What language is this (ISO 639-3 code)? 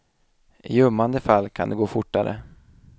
swe